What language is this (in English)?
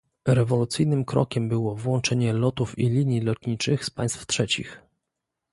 Polish